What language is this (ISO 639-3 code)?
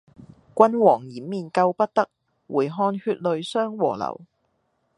yue